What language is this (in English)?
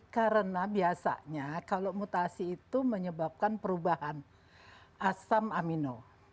Indonesian